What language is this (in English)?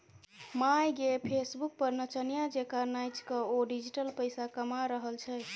Maithili